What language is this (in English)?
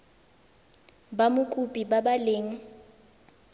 Tswana